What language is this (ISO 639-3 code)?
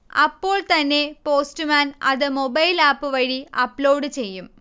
mal